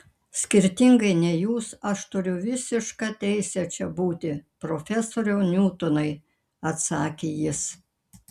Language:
Lithuanian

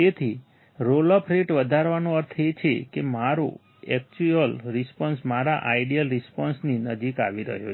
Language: Gujarati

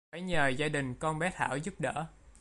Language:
Vietnamese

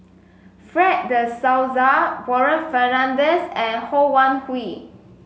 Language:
English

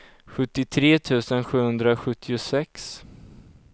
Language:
Swedish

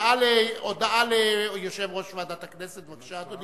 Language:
Hebrew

